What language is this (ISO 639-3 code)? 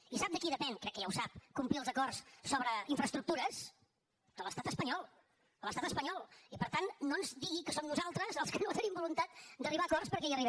cat